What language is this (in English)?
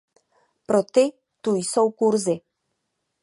Czech